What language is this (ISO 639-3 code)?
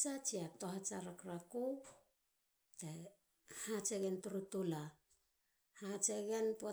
hla